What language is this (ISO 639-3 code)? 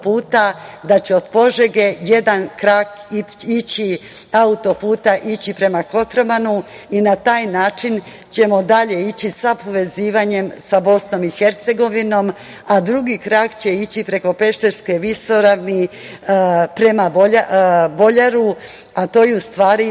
srp